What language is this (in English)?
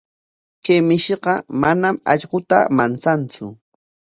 Corongo Ancash Quechua